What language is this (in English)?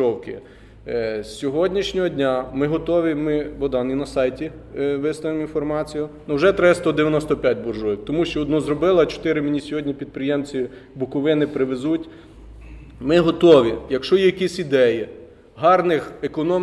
Ukrainian